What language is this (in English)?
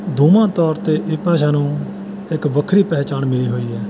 Punjabi